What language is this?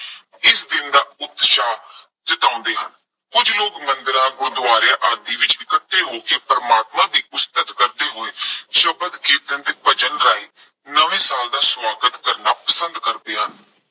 Punjabi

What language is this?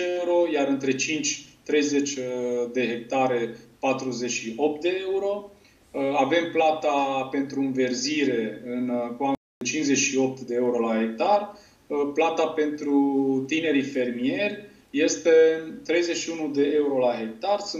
Romanian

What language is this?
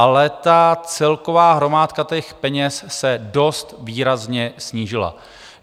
Czech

